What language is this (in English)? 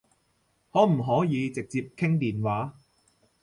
Cantonese